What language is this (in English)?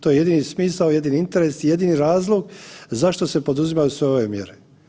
Croatian